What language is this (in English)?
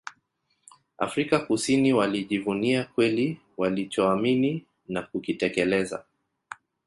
Swahili